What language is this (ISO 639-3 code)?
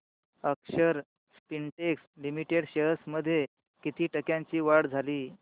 mar